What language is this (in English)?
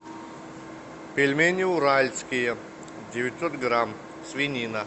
Russian